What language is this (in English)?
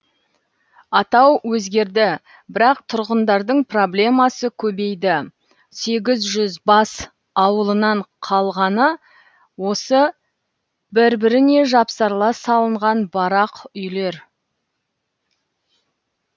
Kazakh